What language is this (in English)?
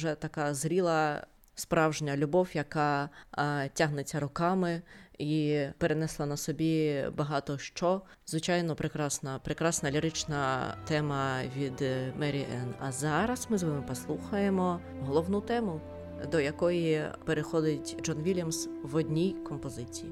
Ukrainian